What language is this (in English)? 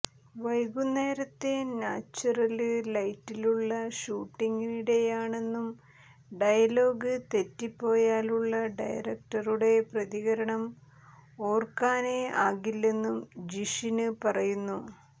Malayalam